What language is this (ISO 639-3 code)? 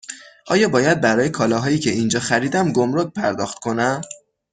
fas